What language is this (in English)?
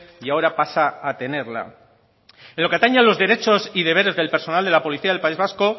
Spanish